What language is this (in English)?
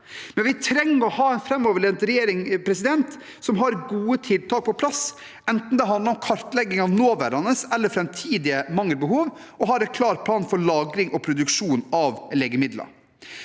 Norwegian